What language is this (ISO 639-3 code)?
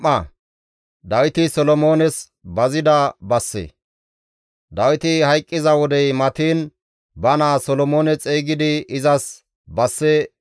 gmv